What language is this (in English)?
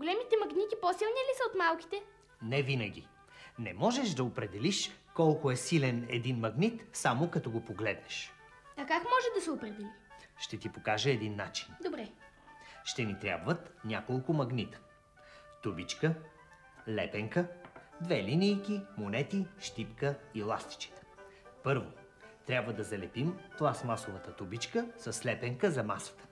Bulgarian